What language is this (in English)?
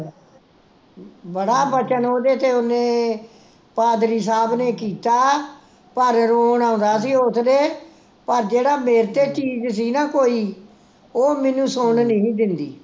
Punjabi